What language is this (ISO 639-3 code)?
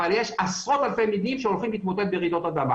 heb